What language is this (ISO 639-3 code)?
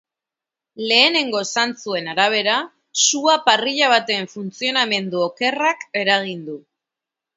eus